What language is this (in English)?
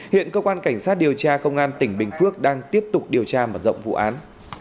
Vietnamese